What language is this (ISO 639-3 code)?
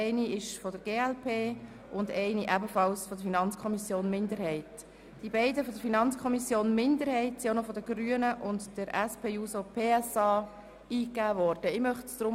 gsw